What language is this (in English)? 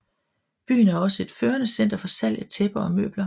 Danish